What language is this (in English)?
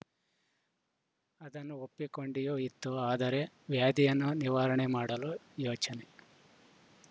Kannada